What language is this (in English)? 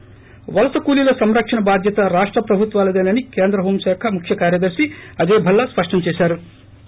Telugu